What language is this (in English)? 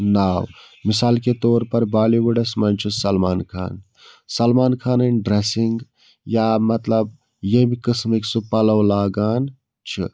Kashmiri